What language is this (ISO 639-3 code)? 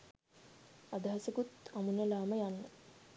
sin